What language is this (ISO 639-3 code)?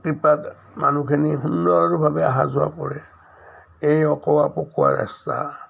asm